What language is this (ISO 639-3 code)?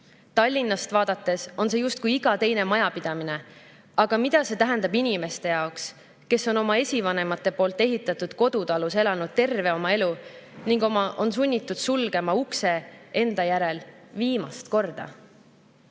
est